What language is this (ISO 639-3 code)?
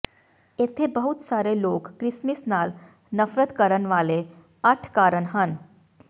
pan